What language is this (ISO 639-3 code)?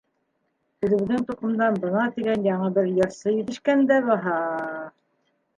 bak